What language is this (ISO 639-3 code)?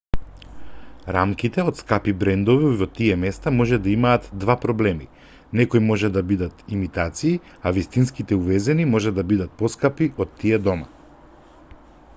mkd